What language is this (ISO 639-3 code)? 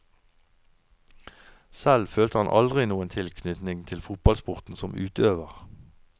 nor